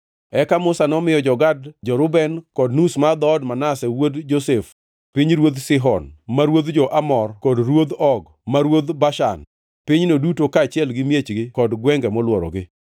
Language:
Luo (Kenya and Tanzania)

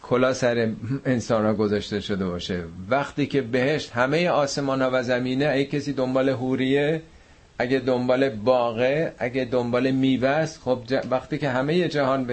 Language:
Persian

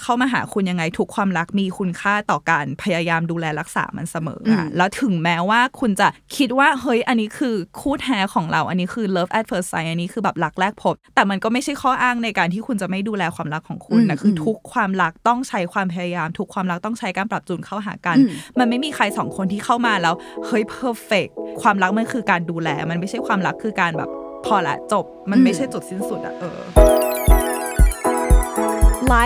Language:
Thai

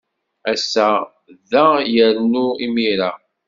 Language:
Kabyle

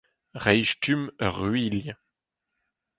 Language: Breton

